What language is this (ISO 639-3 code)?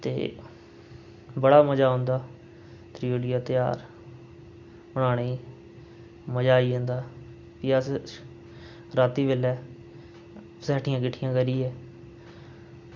doi